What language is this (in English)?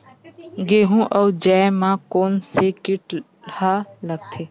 Chhattisgarhi